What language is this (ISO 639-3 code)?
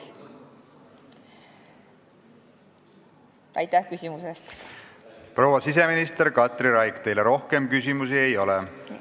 est